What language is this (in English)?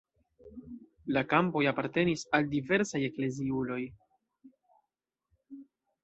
Esperanto